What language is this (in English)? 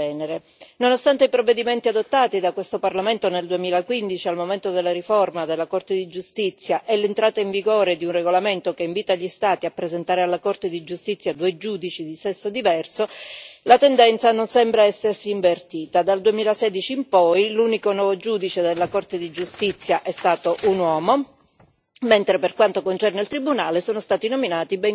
Italian